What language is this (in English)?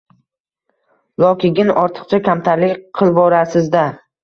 Uzbek